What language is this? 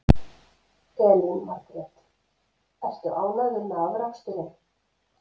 Icelandic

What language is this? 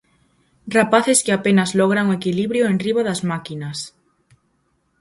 Galician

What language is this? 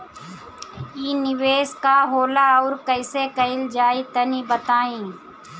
Bhojpuri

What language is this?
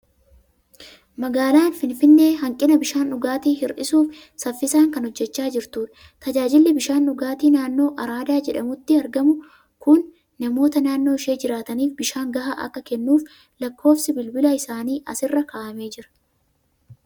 Oromo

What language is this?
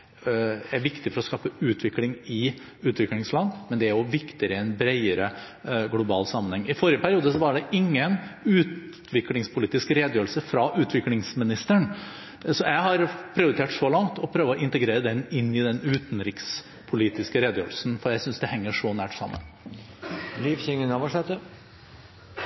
Norwegian Bokmål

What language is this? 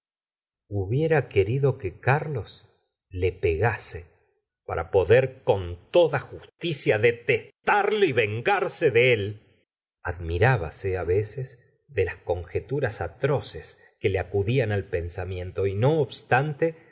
Spanish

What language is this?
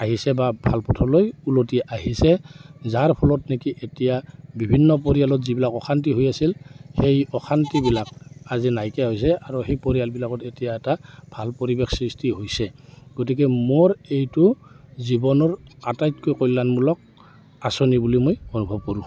Assamese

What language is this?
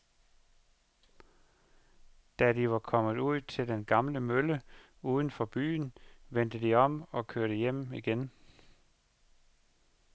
Danish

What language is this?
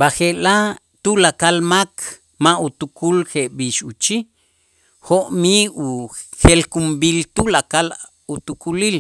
Itzá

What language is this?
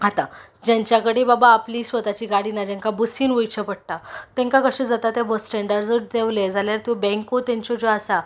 Konkani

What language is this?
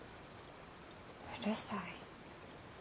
Japanese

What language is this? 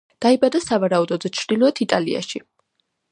Georgian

